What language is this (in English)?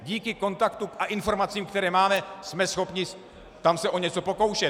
Czech